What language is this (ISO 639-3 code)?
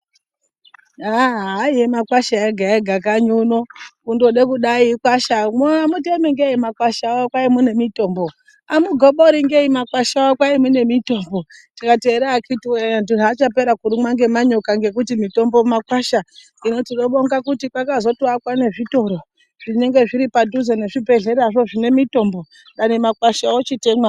ndc